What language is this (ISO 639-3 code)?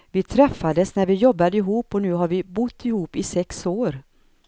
swe